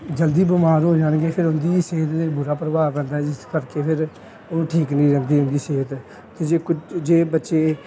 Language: Punjabi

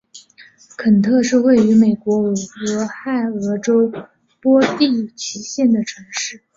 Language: Chinese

